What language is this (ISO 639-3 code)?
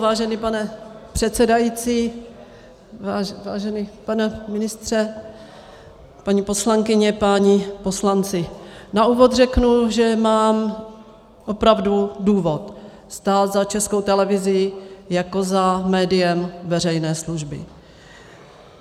ces